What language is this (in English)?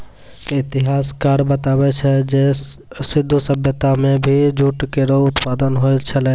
Maithili